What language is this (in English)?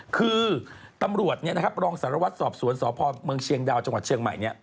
Thai